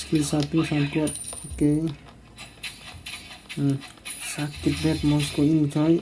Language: Indonesian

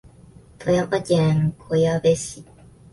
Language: Japanese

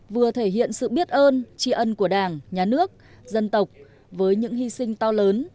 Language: Vietnamese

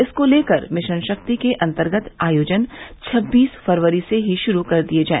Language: Hindi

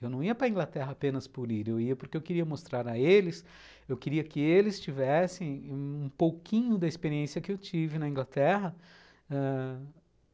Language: Portuguese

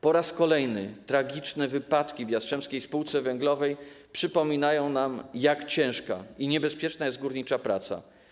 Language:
Polish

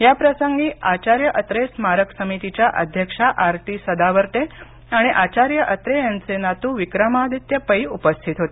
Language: Marathi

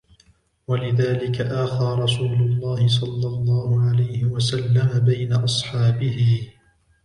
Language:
Arabic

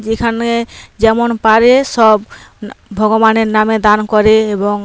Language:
Bangla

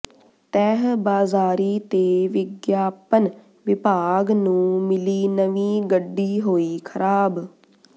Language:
Punjabi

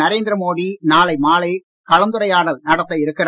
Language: Tamil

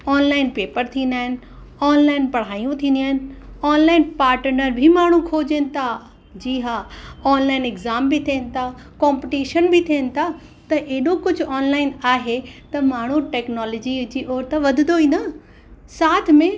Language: Sindhi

